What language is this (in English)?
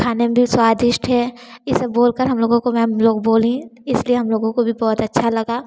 Hindi